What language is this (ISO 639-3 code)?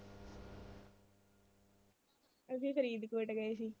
pan